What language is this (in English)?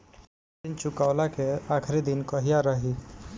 Bhojpuri